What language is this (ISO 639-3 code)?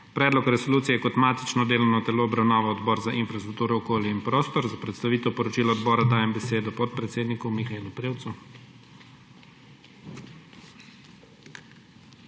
slv